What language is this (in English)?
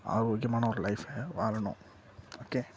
Tamil